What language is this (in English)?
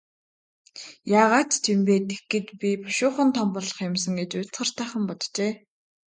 Mongolian